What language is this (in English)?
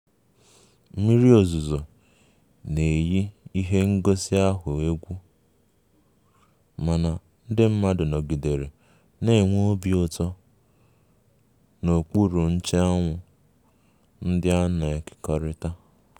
Igbo